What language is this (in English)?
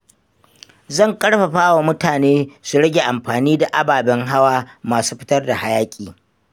Hausa